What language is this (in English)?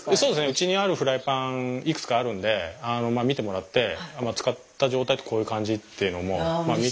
Japanese